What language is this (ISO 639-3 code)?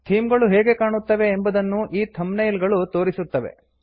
kan